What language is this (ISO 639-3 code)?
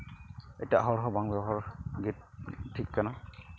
sat